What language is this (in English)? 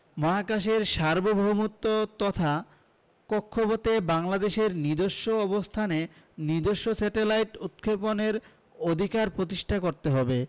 Bangla